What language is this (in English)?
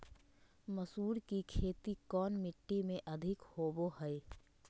Magahi